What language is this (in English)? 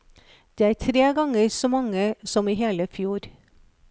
Norwegian